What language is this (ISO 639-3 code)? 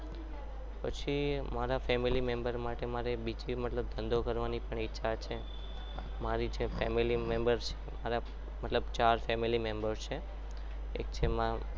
guj